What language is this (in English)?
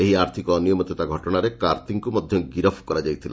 Odia